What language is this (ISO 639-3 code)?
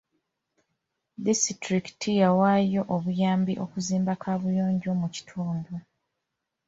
lug